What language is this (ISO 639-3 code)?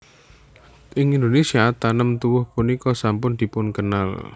jav